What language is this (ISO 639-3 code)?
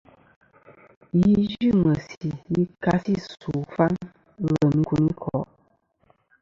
bkm